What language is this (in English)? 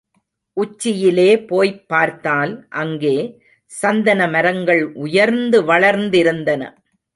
Tamil